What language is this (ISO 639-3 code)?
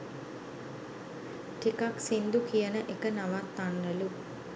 sin